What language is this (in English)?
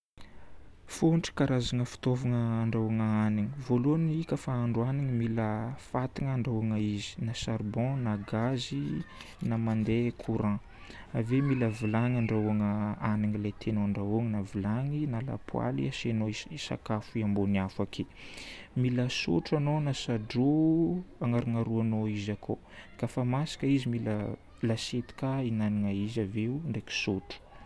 Northern Betsimisaraka Malagasy